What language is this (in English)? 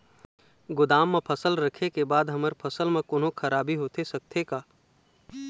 Chhattisgarhi